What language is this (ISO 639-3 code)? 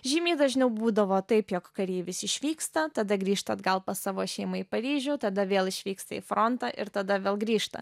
lit